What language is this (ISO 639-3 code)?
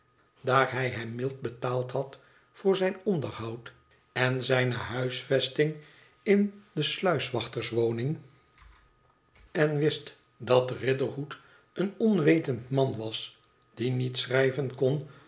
nld